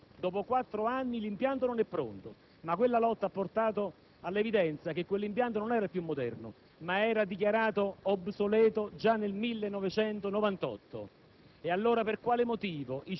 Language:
Italian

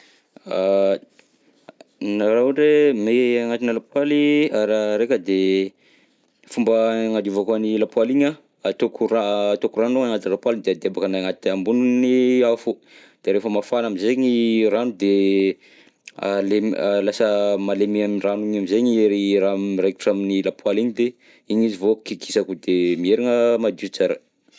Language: Southern Betsimisaraka Malagasy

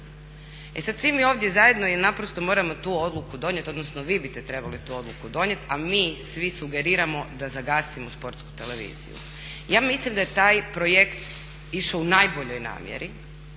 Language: Croatian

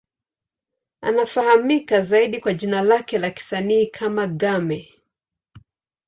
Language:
Swahili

